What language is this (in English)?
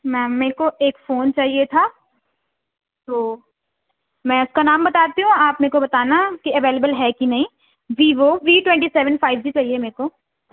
Urdu